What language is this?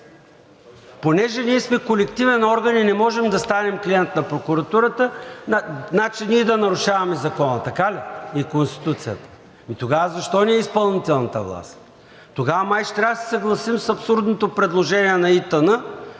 Bulgarian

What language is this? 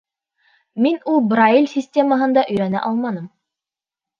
Bashkir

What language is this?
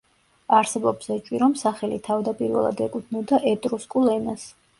Georgian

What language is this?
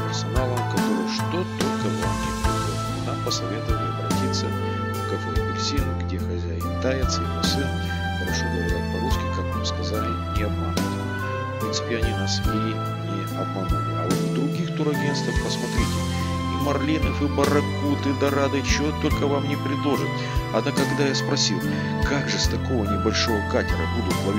Russian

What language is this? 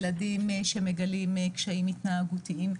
Hebrew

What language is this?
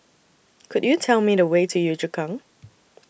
English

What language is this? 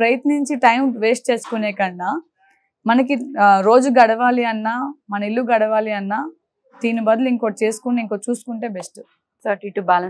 Telugu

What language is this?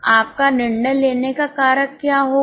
Hindi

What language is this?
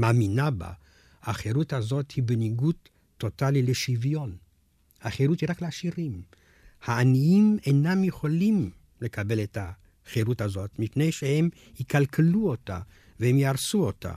Hebrew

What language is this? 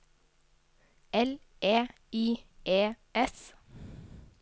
Norwegian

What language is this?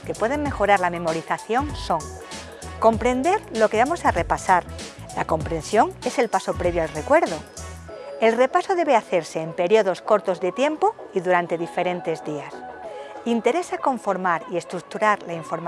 Spanish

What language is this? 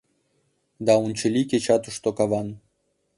Mari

